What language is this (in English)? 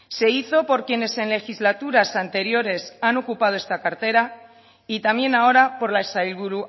Spanish